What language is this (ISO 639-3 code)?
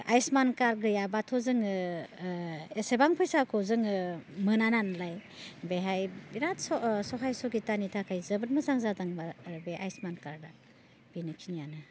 brx